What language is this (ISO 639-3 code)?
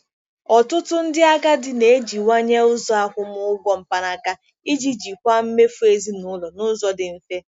ibo